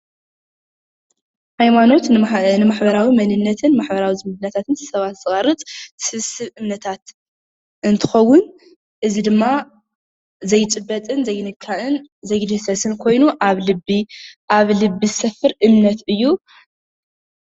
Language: Tigrinya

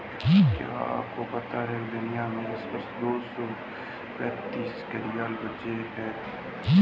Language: Hindi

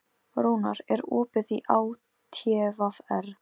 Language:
Icelandic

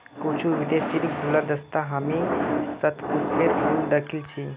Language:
Magahi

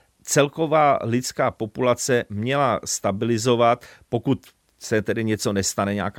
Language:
Czech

